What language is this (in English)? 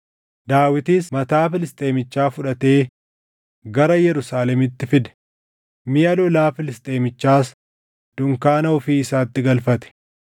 Oromo